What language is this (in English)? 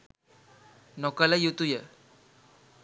Sinhala